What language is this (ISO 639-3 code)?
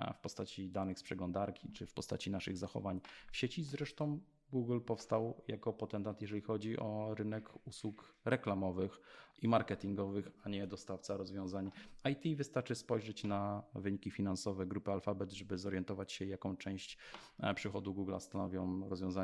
pol